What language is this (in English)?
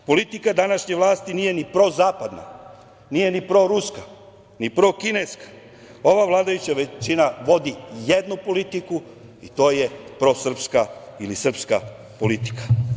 Serbian